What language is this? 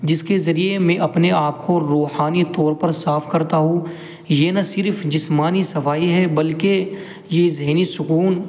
Urdu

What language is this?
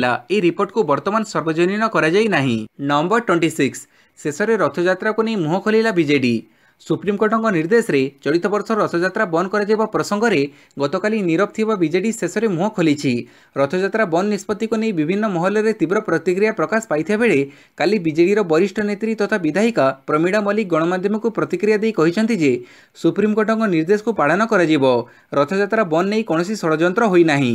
Romanian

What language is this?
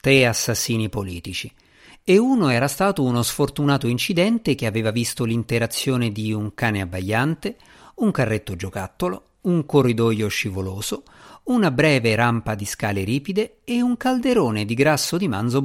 Italian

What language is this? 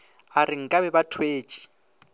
Northern Sotho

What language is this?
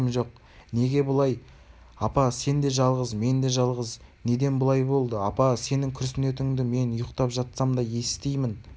Kazakh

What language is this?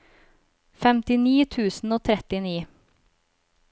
Norwegian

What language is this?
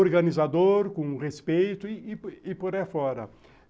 Portuguese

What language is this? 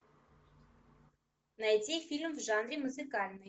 Russian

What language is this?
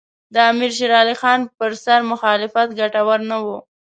Pashto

